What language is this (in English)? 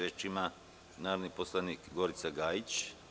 Serbian